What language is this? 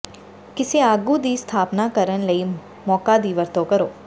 Punjabi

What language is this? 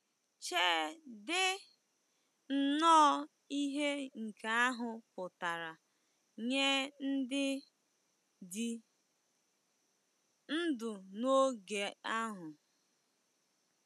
Igbo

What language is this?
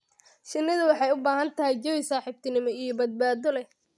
Somali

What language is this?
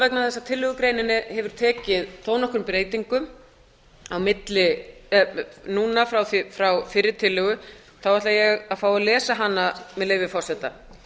Icelandic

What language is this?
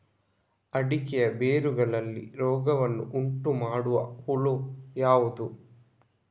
Kannada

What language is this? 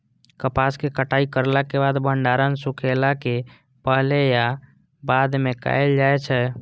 Maithili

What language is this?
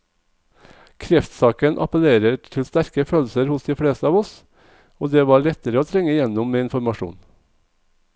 Norwegian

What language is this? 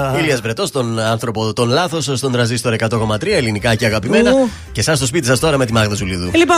Greek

